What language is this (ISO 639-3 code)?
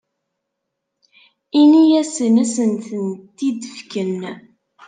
kab